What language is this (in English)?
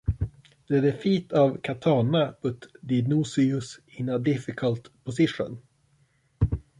English